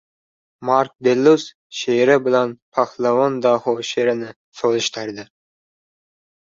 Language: Uzbek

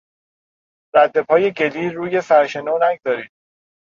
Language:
Persian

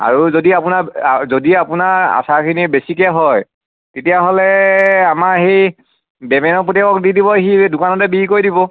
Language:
Assamese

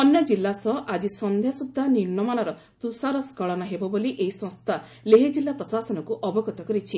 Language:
Odia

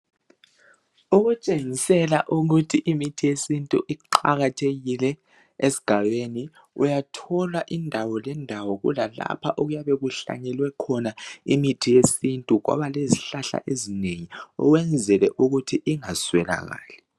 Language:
North Ndebele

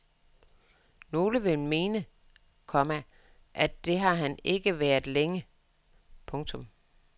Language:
Danish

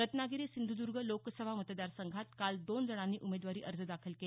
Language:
Marathi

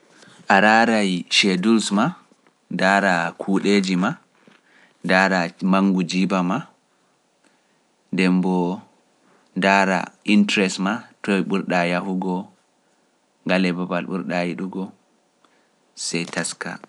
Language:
Pular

